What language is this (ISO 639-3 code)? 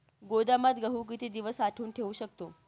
mar